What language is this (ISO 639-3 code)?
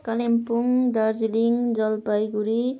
nep